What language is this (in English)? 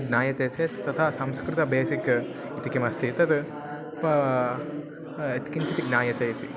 Sanskrit